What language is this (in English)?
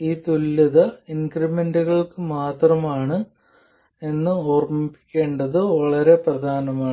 Malayalam